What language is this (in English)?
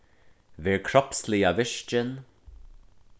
Faroese